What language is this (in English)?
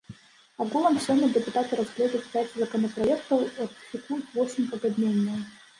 Belarusian